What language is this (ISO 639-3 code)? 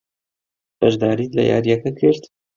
ckb